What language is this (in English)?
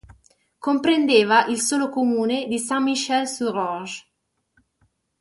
Italian